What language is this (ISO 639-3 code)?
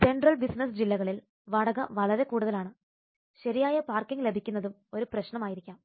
mal